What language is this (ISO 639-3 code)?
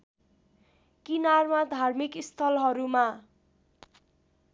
nep